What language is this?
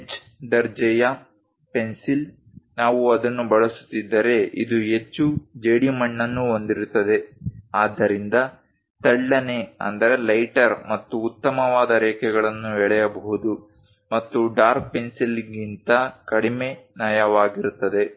Kannada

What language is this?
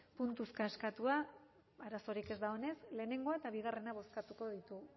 Basque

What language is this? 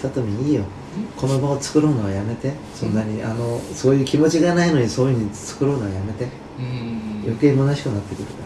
Japanese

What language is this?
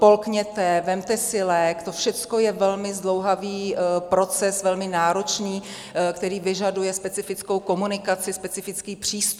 Czech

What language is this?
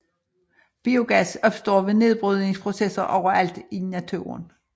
Danish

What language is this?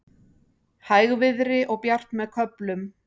Icelandic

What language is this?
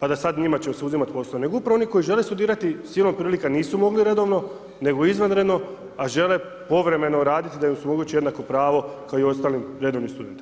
Croatian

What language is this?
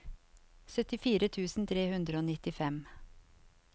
Norwegian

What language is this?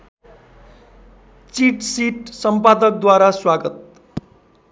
Nepali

